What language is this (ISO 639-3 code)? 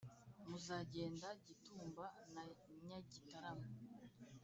kin